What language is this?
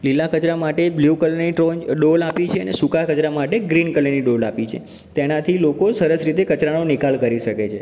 Gujarati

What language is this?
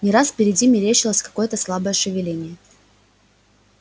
Russian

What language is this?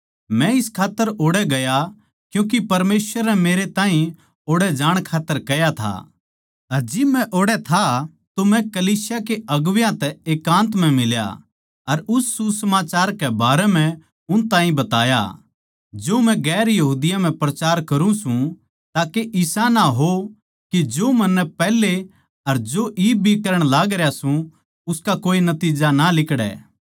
Haryanvi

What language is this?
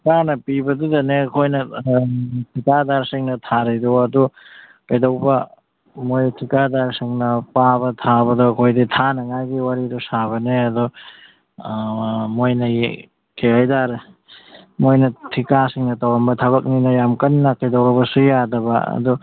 Manipuri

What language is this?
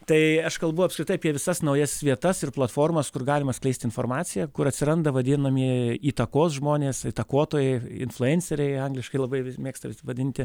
Lithuanian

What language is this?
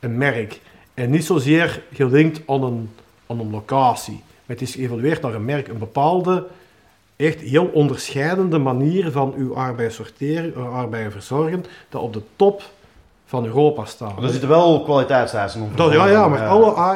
Dutch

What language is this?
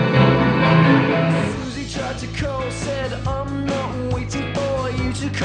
Korean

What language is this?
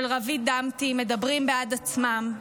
Hebrew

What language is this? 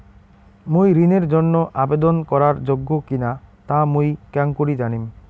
Bangla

